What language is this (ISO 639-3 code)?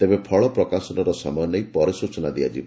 ori